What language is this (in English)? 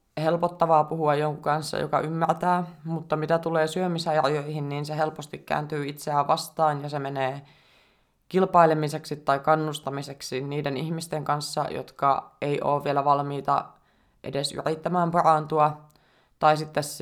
Finnish